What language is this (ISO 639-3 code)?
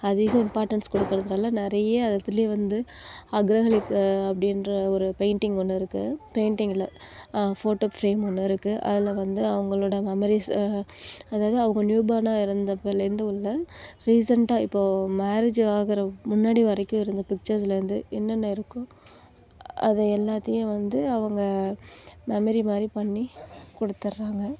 tam